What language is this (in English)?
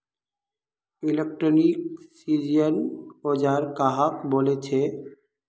Magahi